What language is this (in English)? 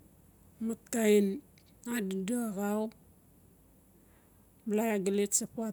Notsi